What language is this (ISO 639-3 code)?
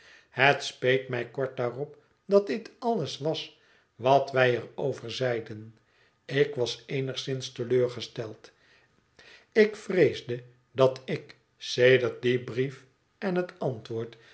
nld